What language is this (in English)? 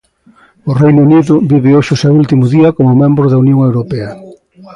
Galician